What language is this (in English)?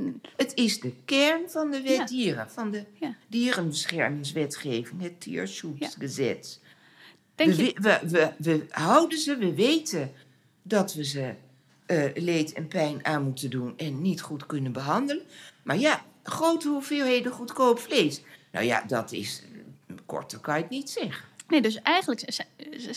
Dutch